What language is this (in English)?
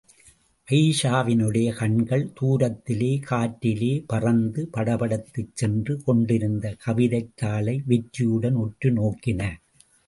Tamil